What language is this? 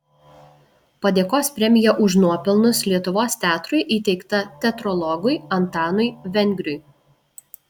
Lithuanian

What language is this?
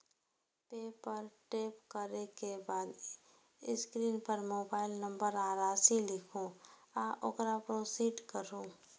Maithili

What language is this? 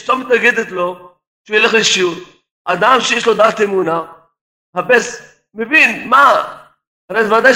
Hebrew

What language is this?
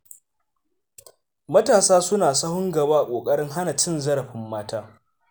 Hausa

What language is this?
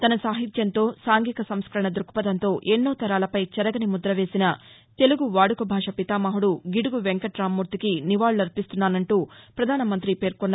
Telugu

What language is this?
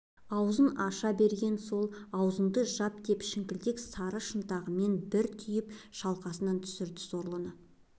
Kazakh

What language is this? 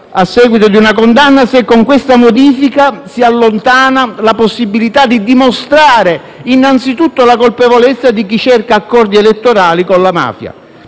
Italian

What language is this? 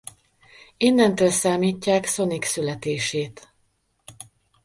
Hungarian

